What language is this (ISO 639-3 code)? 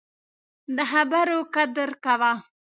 pus